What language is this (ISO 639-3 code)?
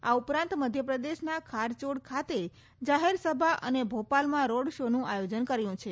guj